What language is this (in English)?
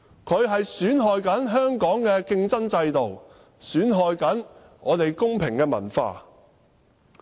Cantonese